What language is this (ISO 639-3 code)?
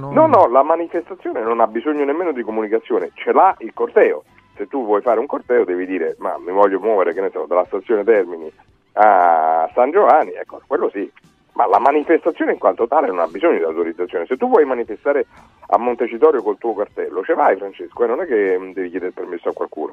ita